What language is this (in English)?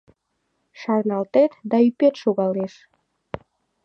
Mari